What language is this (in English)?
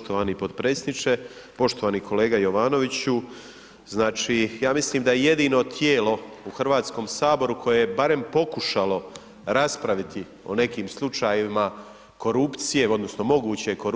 Croatian